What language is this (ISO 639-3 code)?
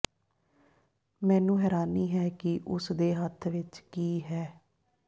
pan